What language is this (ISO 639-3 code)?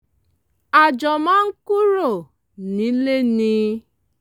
yor